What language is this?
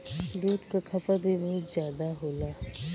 Bhojpuri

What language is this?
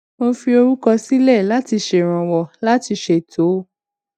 Yoruba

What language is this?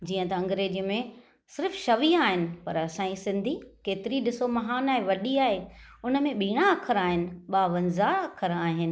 Sindhi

